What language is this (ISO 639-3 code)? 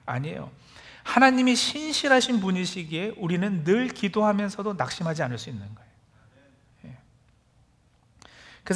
kor